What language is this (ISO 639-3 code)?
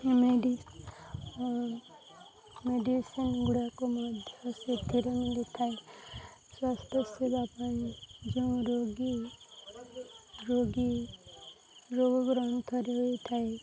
ori